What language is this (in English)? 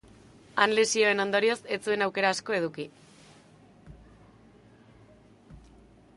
Basque